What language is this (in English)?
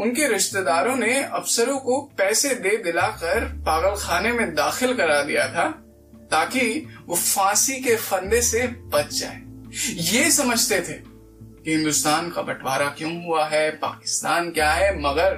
Hindi